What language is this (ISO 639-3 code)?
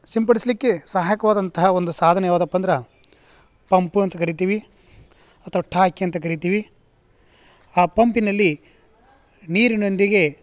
kan